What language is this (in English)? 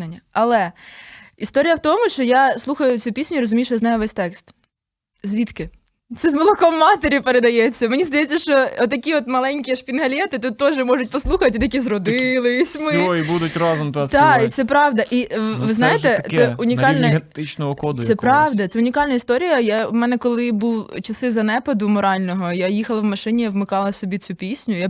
Ukrainian